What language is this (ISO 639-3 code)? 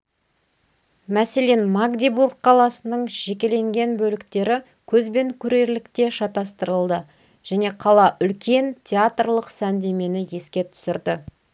kaz